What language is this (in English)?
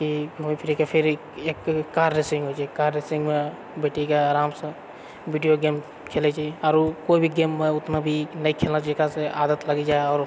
Maithili